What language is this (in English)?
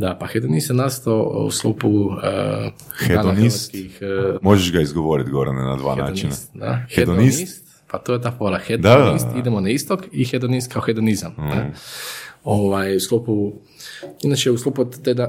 Croatian